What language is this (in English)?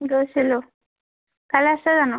Assamese